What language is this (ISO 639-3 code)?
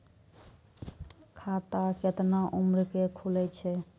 mai